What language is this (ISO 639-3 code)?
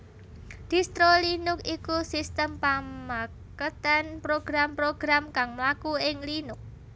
jav